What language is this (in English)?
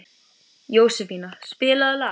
Icelandic